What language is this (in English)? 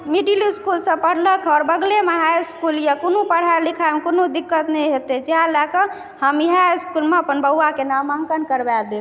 Maithili